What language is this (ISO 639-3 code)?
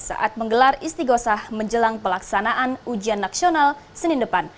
ind